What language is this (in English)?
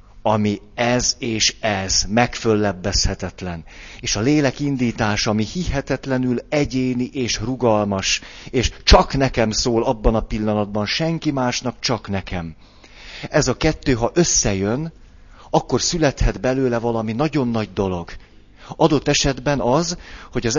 Hungarian